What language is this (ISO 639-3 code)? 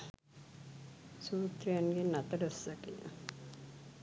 sin